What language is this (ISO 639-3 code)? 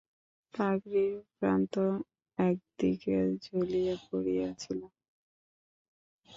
ben